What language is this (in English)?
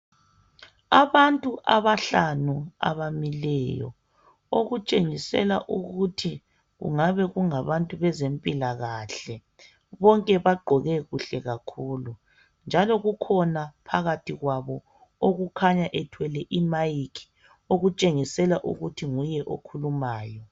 North Ndebele